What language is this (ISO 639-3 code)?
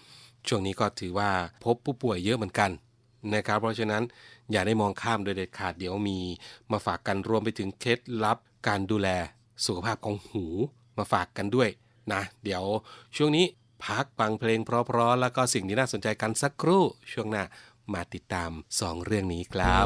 tha